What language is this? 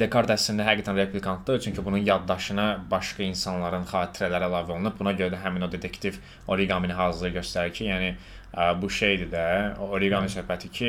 Turkish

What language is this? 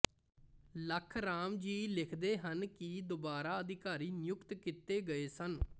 Punjabi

